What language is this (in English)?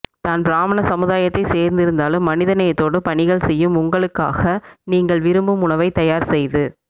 Tamil